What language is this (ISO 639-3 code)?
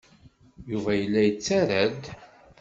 kab